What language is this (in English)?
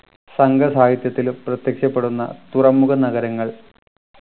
Malayalam